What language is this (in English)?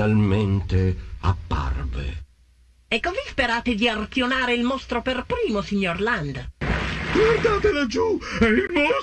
Italian